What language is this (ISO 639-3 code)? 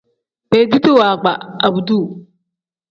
kdh